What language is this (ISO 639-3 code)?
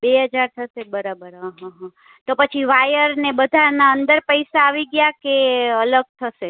guj